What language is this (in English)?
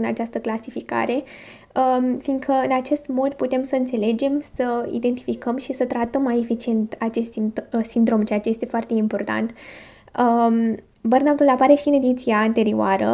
Romanian